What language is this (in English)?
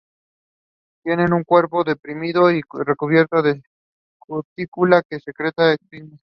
Spanish